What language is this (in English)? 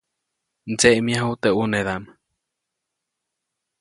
Copainalá Zoque